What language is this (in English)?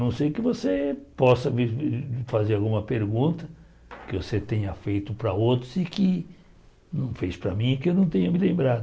Portuguese